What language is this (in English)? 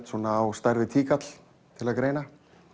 Icelandic